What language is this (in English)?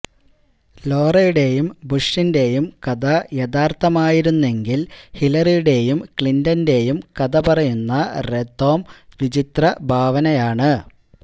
Malayalam